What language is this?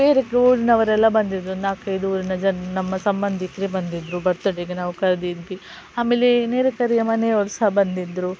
Kannada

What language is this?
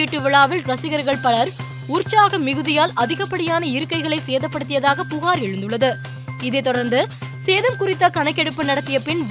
Tamil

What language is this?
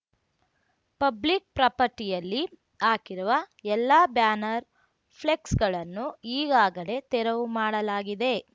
Kannada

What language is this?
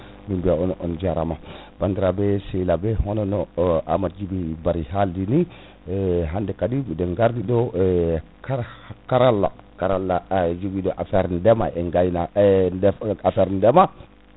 Fula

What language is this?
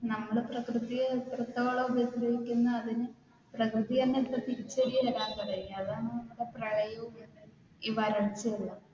Malayalam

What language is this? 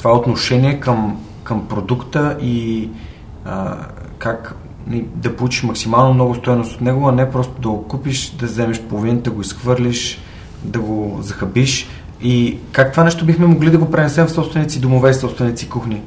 Bulgarian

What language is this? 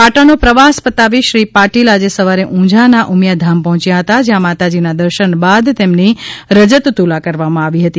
Gujarati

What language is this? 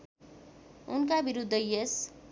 Nepali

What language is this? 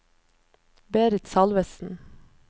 Norwegian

